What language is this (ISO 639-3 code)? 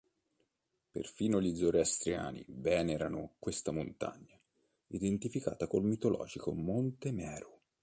ita